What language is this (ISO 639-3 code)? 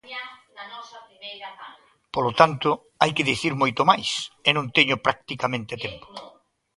glg